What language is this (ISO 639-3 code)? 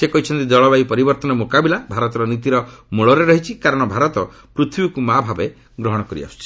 ori